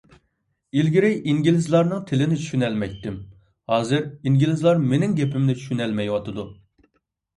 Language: Uyghur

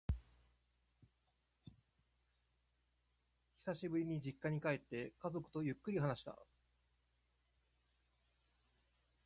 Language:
Japanese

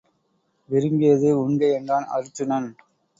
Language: Tamil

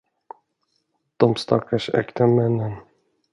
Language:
Swedish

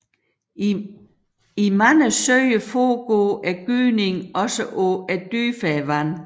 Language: Danish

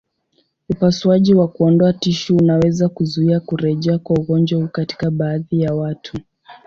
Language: Swahili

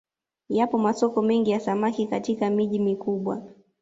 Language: Swahili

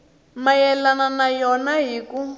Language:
Tsonga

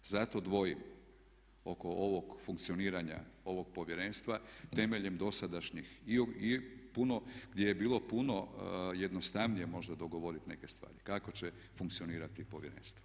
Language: Croatian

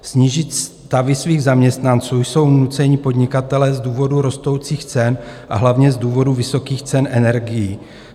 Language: Czech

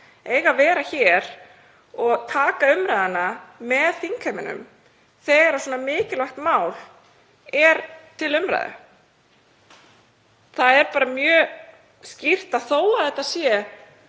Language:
Icelandic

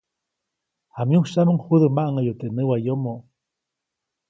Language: Copainalá Zoque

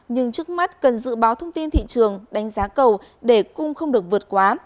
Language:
Vietnamese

